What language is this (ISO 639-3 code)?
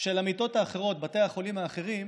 heb